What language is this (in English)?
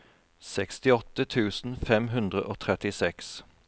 Norwegian